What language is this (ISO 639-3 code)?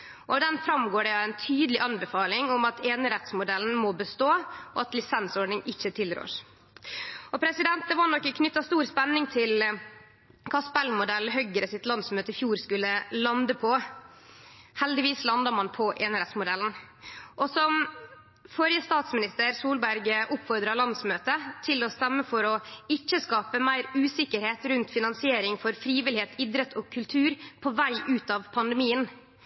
nno